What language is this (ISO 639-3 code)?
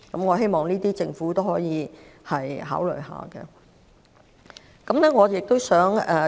yue